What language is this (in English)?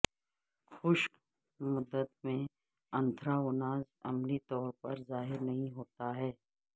Urdu